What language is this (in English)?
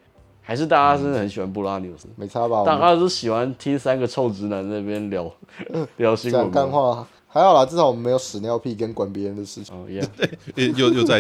Chinese